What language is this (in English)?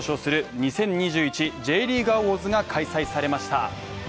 Japanese